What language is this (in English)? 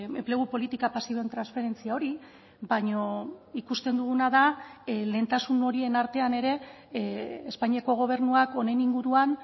Basque